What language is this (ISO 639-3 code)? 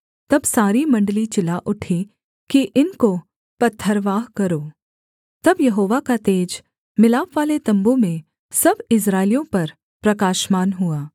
hin